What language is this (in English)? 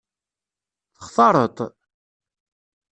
Kabyle